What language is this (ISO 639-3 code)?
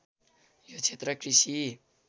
nep